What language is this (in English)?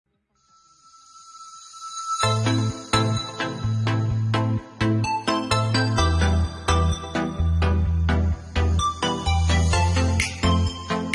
Vietnamese